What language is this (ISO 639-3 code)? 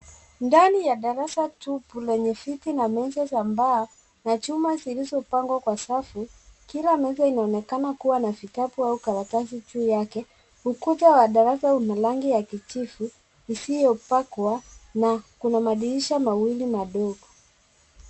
swa